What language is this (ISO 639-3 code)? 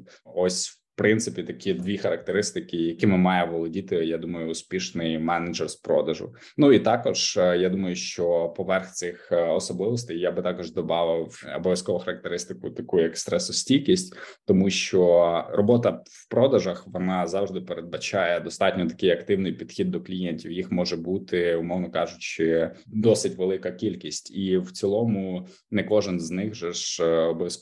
ukr